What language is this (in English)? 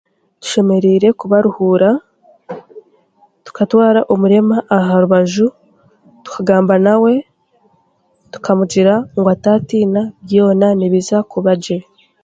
Chiga